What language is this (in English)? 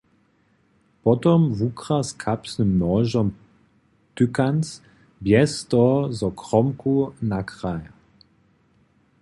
Upper Sorbian